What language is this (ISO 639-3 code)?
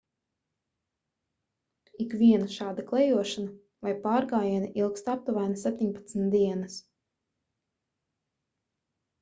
lav